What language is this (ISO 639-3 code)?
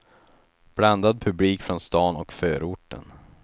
swe